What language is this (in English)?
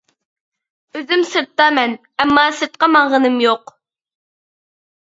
Uyghur